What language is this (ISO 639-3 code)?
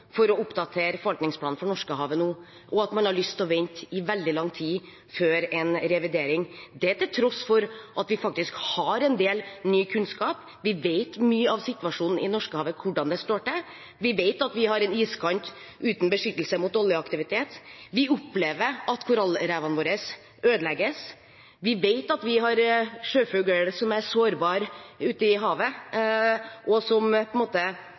nob